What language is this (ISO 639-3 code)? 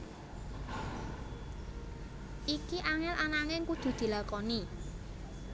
jav